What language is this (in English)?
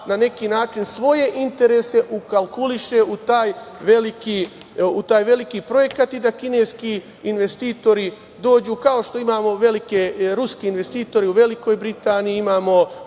Serbian